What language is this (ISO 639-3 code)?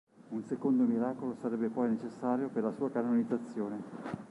ita